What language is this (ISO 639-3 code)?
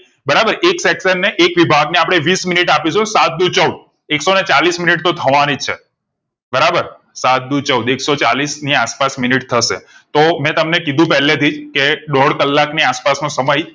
guj